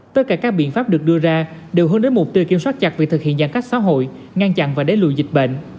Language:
Vietnamese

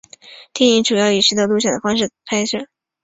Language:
Chinese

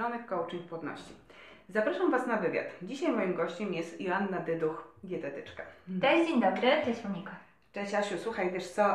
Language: Polish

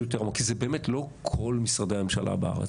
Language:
Hebrew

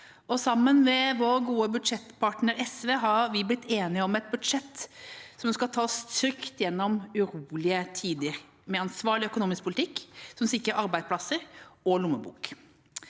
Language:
Norwegian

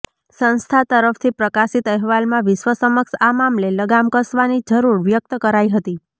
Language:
Gujarati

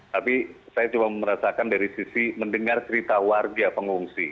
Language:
Indonesian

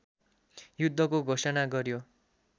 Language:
Nepali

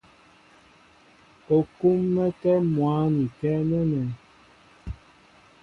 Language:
Mbo (Cameroon)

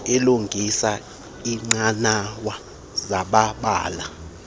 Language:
Xhosa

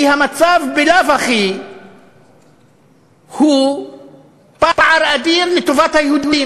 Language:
Hebrew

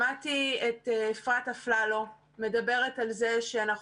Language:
Hebrew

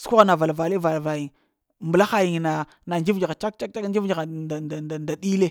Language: Lamang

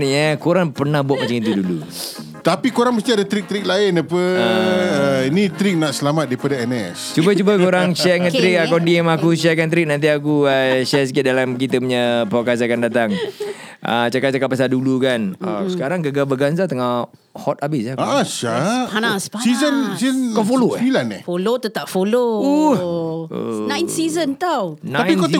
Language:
Malay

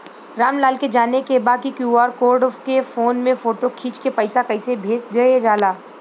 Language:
Bhojpuri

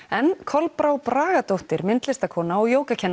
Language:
Icelandic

